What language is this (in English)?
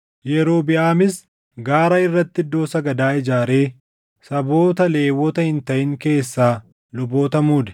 Oromo